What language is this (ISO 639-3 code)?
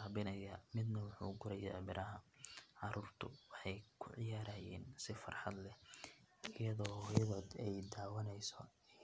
som